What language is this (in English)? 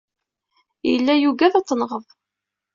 Kabyle